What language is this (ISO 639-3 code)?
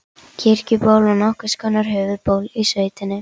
isl